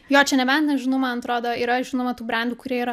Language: Lithuanian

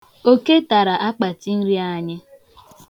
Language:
Igbo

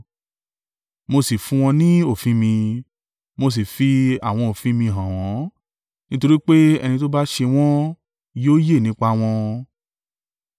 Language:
Yoruba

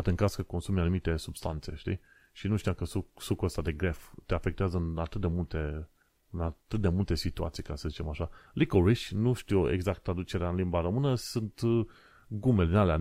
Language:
Romanian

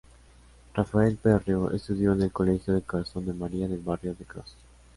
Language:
Spanish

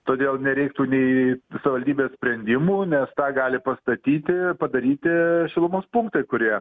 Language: Lithuanian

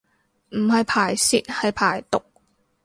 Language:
Cantonese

